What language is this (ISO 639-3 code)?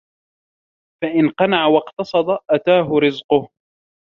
ara